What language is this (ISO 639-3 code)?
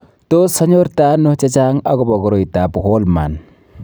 kln